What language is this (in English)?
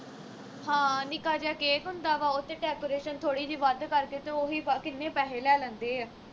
Punjabi